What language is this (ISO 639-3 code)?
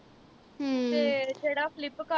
pan